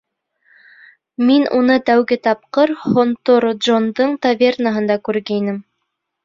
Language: Bashkir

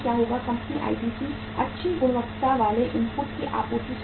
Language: Hindi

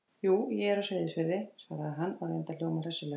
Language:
Icelandic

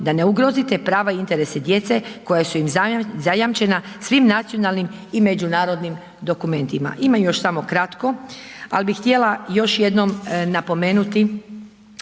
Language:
Croatian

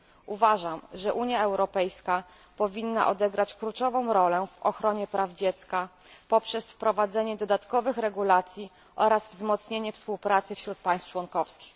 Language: Polish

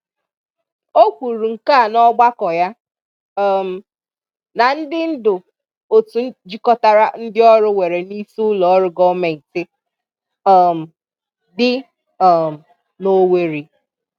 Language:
Igbo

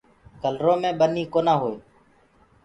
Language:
Gurgula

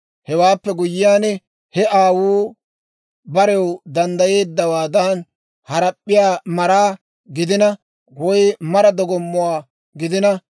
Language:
Dawro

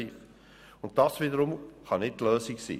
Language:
Swiss German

